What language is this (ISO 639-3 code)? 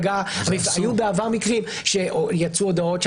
heb